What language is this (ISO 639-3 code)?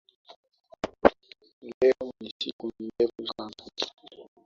swa